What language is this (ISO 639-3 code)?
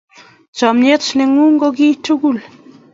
kln